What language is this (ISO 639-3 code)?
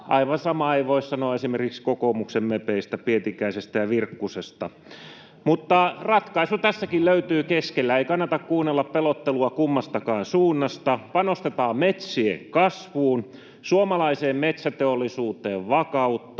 fin